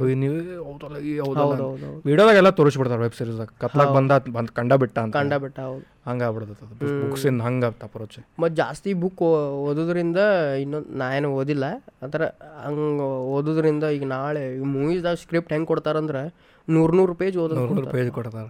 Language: Kannada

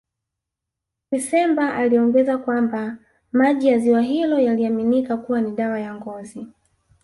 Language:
Swahili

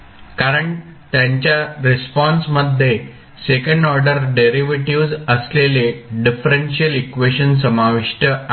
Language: Marathi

